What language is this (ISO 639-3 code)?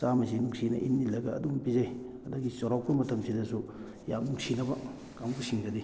mni